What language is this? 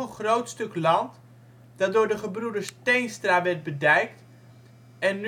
Dutch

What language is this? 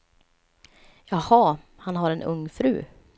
Swedish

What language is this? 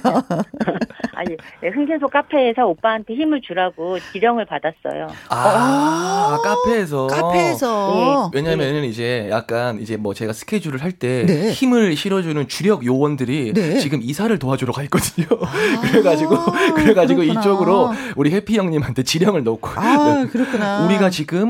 Korean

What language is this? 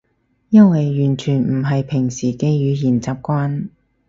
Cantonese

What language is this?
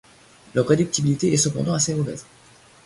French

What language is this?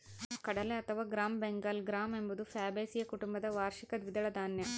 Kannada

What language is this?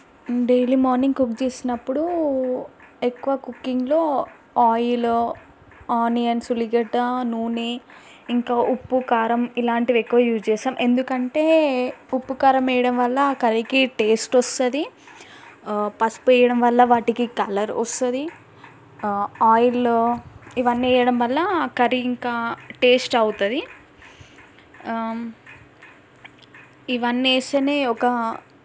Telugu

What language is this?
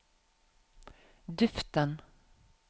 Norwegian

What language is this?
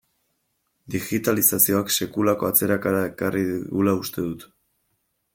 Basque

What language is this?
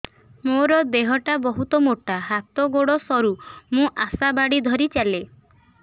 Odia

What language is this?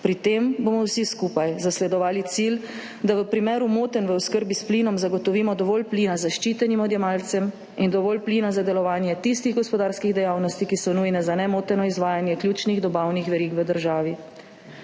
Slovenian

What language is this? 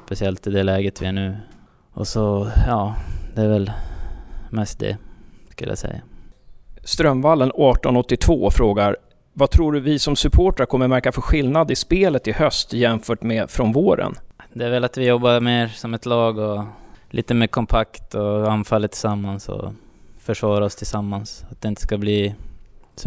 Swedish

